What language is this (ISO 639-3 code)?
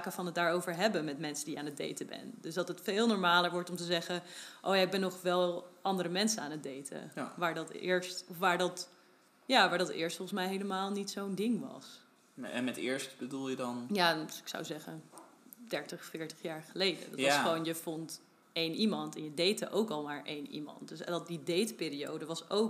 nld